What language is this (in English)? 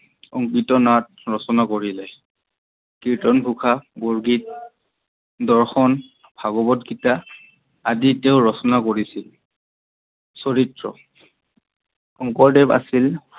Assamese